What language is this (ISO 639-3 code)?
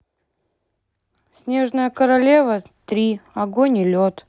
rus